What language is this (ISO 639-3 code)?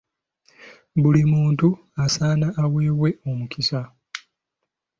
lug